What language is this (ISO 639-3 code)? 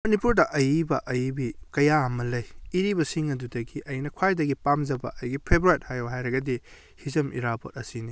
mni